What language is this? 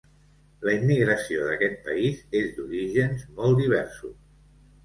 Catalan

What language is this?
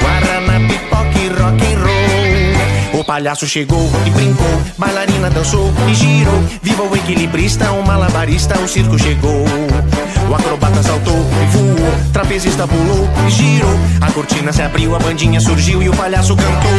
Romanian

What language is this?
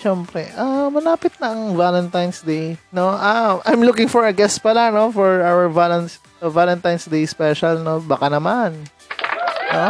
Filipino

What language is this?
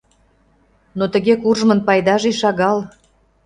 Mari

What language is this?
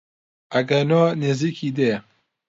Central Kurdish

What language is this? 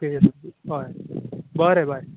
Konkani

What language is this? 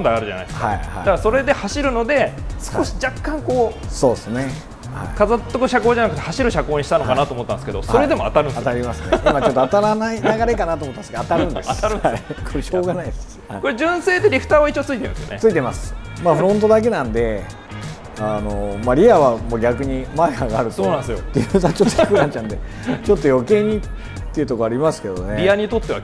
Japanese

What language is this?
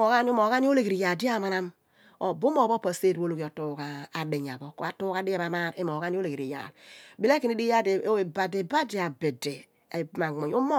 Abua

